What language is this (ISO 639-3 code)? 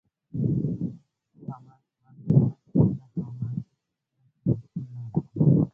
pus